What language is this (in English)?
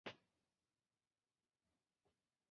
Chinese